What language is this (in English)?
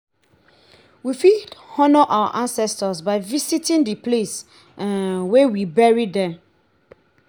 Nigerian Pidgin